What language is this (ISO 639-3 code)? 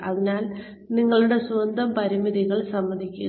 mal